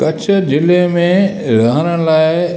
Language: Sindhi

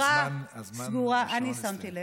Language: Hebrew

